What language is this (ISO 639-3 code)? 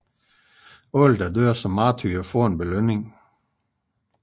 dan